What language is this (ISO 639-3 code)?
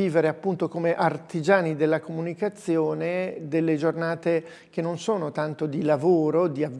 ita